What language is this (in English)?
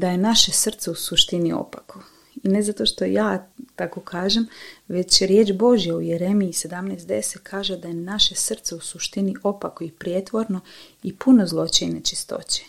Croatian